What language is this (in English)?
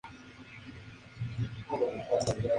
Spanish